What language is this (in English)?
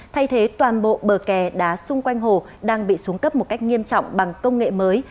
Vietnamese